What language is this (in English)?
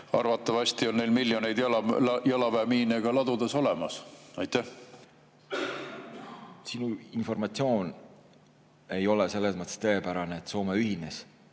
Estonian